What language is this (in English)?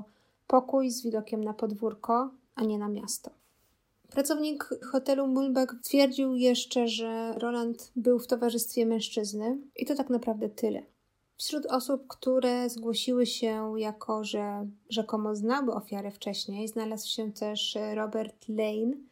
Polish